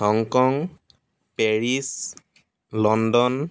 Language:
Assamese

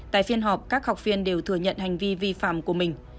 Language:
Vietnamese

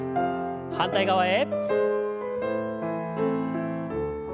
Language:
Japanese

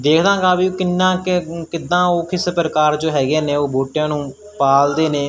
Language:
Punjabi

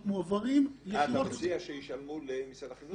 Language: Hebrew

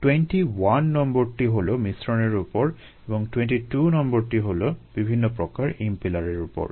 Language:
Bangla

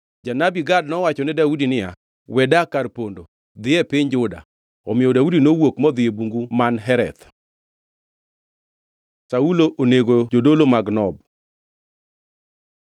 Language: Luo (Kenya and Tanzania)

